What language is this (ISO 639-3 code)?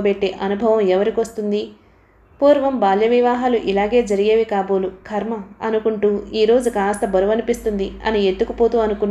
tel